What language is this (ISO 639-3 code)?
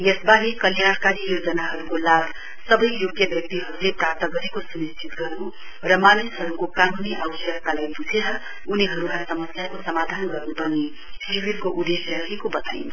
nep